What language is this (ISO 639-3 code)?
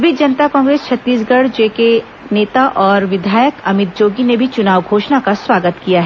hin